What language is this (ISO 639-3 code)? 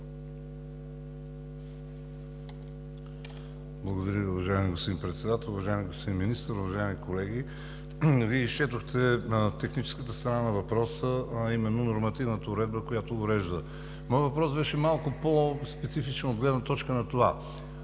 bul